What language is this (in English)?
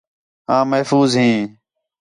Khetrani